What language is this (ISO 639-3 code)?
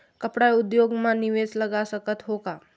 hne